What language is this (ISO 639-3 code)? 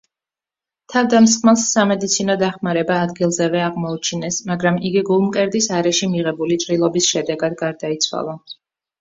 kat